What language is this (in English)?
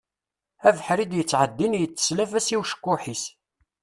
Kabyle